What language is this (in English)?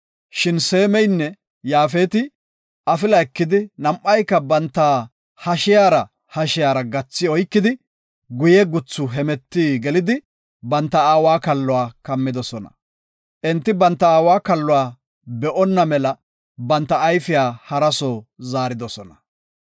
Gofa